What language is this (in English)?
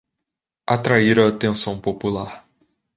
Portuguese